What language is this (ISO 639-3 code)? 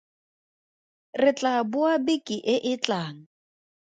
tsn